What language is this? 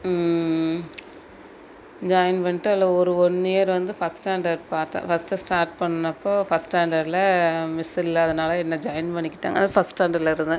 Tamil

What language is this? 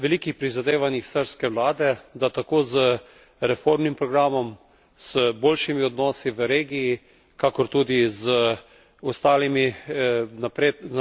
Slovenian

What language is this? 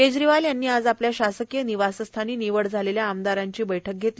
Marathi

